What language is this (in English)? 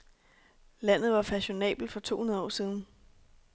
Danish